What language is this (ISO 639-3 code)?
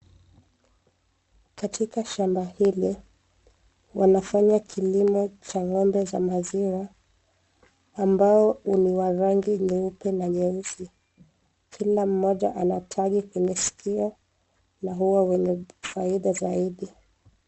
swa